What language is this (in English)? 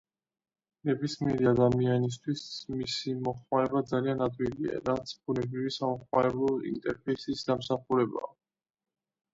Georgian